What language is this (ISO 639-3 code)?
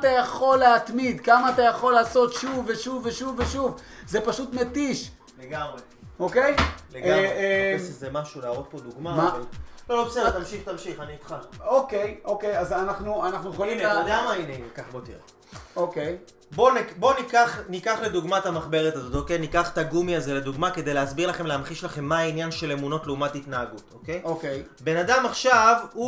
heb